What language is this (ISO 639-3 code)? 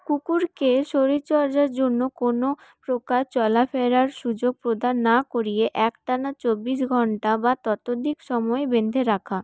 ben